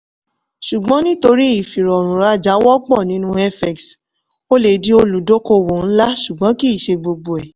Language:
Yoruba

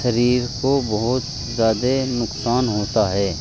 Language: Urdu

